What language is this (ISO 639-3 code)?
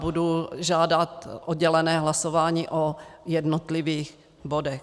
ces